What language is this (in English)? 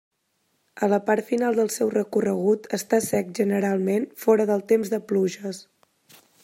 Catalan